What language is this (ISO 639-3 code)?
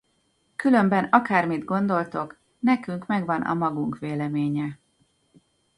hun